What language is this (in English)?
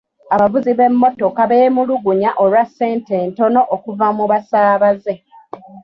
Ganda